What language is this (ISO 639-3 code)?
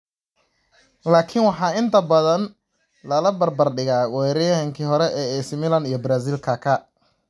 som